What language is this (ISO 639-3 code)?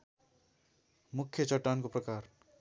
nep